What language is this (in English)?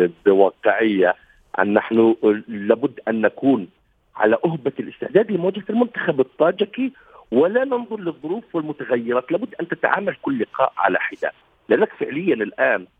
Arabic